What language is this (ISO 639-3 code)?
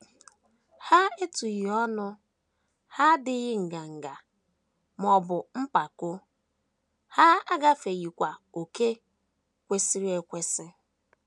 ibo